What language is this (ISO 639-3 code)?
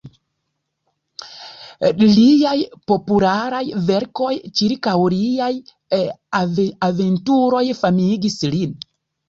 epo